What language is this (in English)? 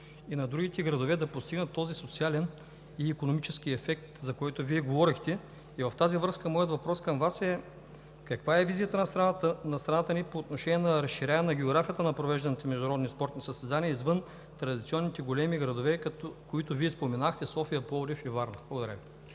Bulgarian